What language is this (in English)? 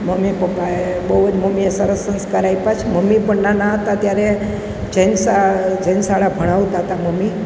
Gujarati